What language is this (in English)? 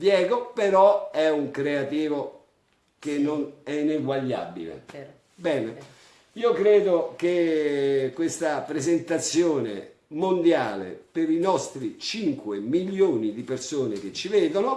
Italian